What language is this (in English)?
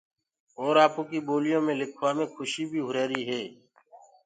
Gurgula